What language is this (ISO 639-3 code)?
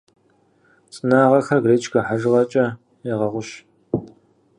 kbd